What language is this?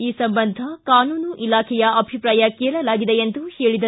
Kannada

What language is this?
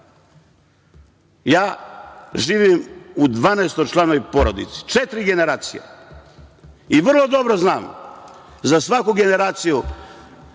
Serbian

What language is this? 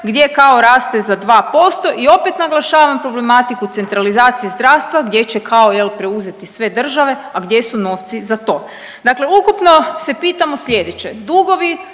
Croatian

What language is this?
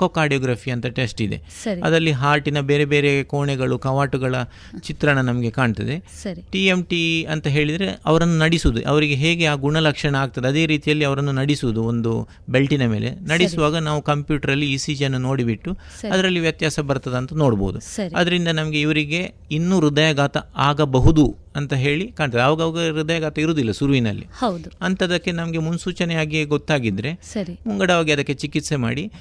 Kannada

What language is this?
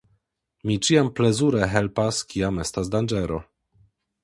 Esperanto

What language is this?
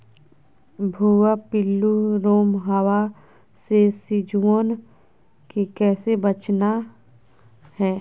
Magahi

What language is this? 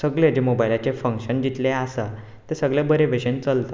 Konkani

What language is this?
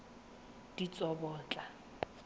Tswana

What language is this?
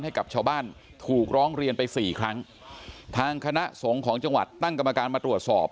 Thai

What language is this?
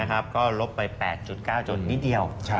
Thai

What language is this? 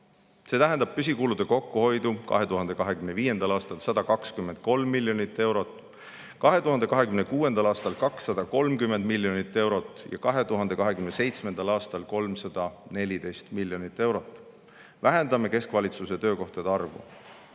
Estonian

